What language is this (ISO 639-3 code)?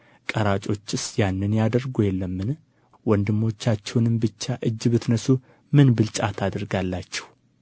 amh